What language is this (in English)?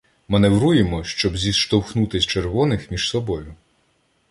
Ukrainian